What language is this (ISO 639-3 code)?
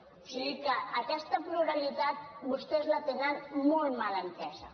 cat